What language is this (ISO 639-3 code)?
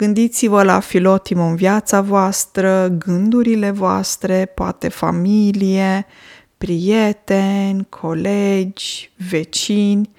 ron